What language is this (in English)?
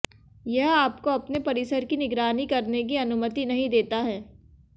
Hindi